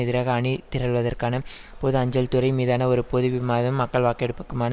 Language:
Tamil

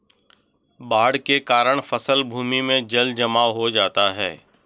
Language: Hindi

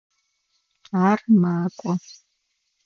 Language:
Adyghe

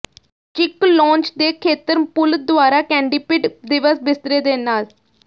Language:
Punjabi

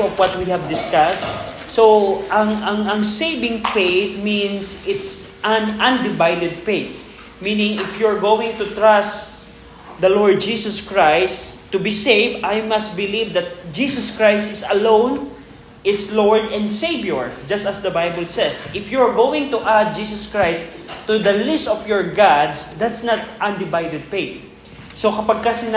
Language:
Filipino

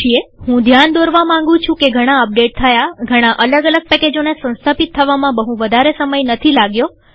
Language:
Gujarati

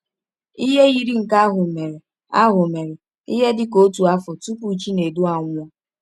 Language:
Igbo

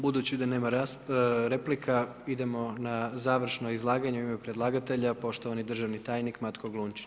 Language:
Croatian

